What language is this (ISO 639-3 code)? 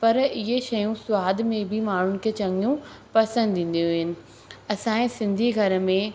snd